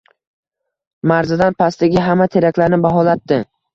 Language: Uzbek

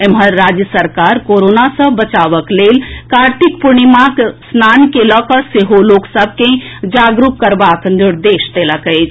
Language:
Maithili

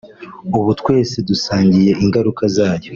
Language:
Kinyarwanda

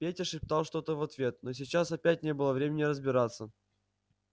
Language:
Russian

